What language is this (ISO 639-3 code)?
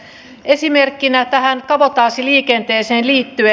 fin